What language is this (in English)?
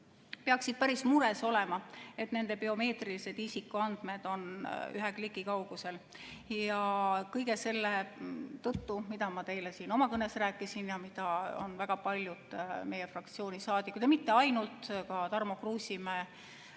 Estonian